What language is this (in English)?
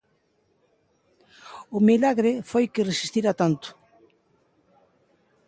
Galician